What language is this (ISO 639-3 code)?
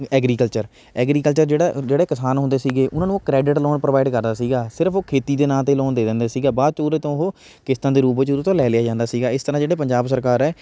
pan